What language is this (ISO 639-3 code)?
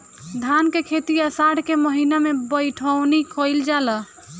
bho